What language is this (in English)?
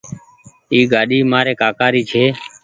Goaria